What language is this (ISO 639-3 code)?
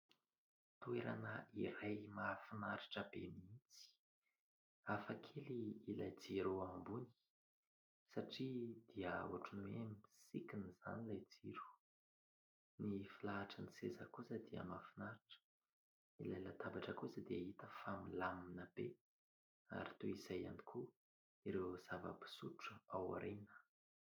mlg